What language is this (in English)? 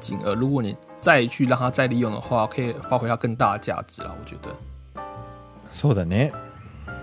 Chinese